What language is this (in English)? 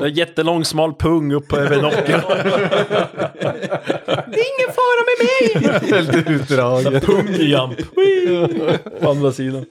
Swedish